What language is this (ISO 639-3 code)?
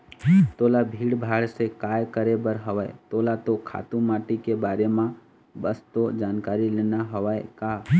hne